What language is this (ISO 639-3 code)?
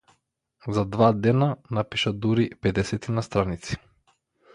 mkd